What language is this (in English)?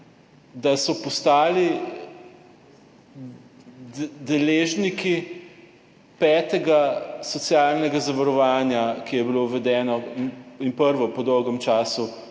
Slovenian